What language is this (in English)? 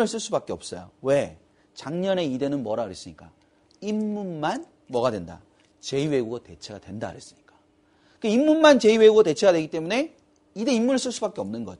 Korean